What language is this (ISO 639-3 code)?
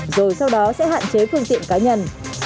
vie